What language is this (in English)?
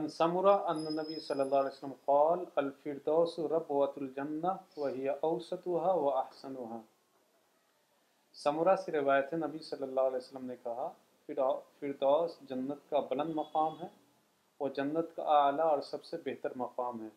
Urdu